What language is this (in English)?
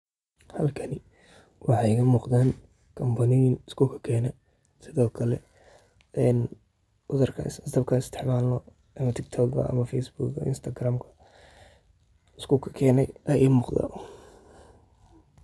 Somali